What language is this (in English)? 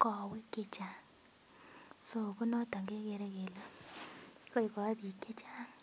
Kalenjin